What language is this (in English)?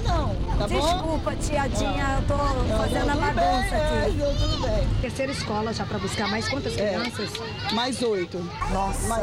Portuguese